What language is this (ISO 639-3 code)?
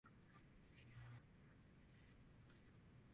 swa